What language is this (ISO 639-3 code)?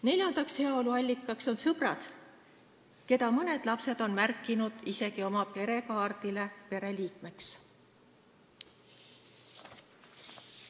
est